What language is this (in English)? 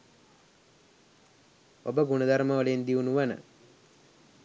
Sinhala